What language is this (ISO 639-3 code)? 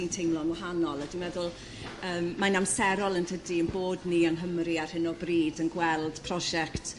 cym